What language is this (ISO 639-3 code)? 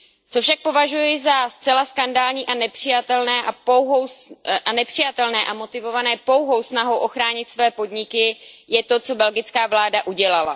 ces